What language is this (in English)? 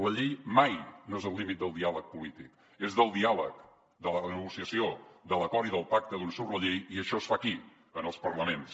Catalan